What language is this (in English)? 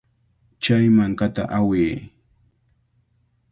Cajatambo North Lima Quechua